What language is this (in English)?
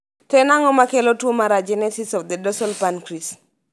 Luo (Kenya and Tanzania)